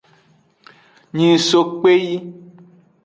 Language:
Aja (Benin)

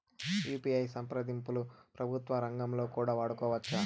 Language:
Telugu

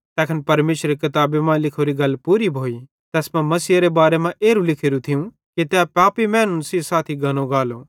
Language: Bhadrawahi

